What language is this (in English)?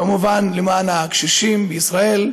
Hebrew